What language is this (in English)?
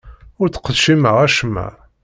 Kabyle